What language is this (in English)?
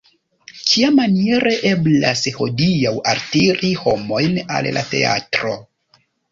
Esperanto